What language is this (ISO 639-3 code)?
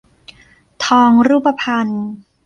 tha